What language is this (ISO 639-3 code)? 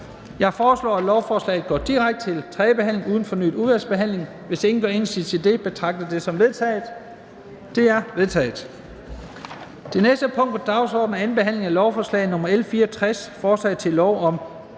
dan